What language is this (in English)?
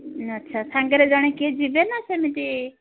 Odia